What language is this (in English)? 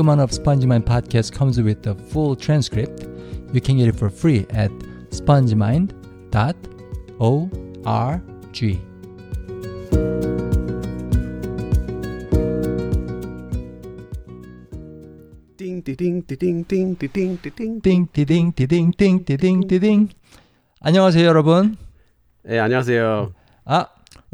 Korean